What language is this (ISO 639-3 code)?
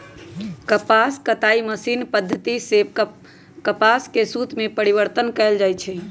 mag